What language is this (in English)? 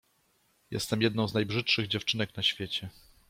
Polish